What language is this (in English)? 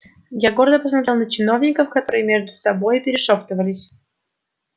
Russian